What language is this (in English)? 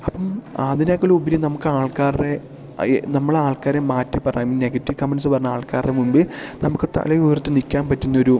Malayalam